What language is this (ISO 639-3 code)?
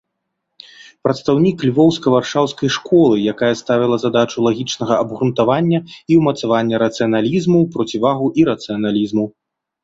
bel